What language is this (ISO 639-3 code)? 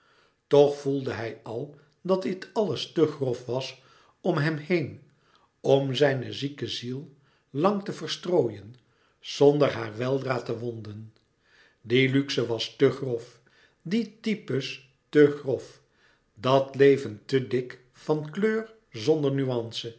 nld